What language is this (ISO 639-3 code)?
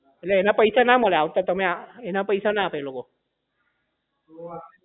guj